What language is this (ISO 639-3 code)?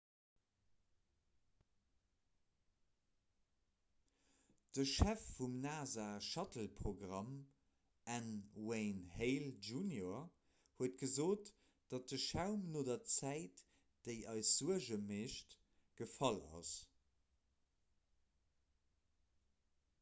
ltz